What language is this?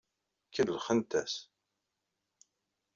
Kabyle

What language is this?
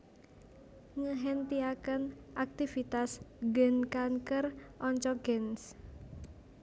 Javanese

